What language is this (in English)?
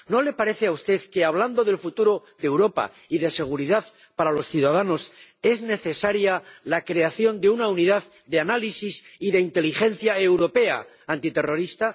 Spanish